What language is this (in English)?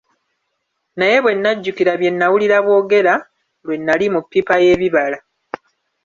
Ganda